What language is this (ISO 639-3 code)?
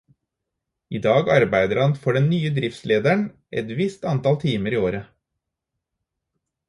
nob